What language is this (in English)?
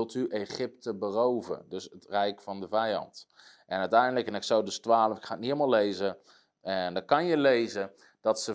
Dutch